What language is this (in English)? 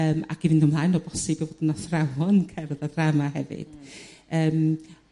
Welsh